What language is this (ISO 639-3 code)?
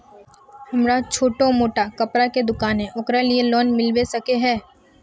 mag